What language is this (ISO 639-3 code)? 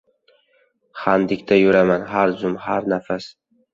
uzb